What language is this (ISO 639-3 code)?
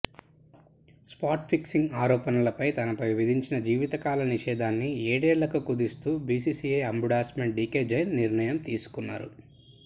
tel